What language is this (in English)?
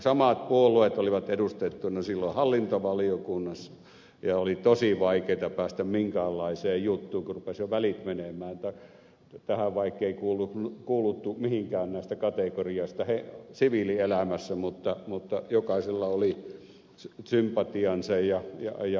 Finnish